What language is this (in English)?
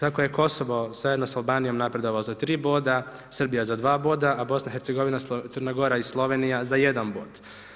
Croatian